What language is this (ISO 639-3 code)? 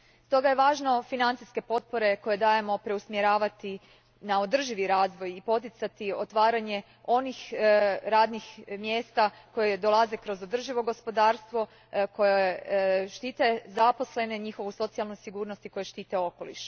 hrv